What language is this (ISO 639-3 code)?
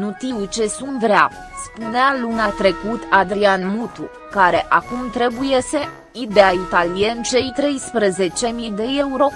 ron